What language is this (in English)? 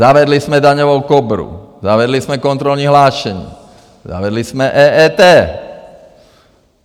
Czech